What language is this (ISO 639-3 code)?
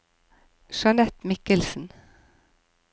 nor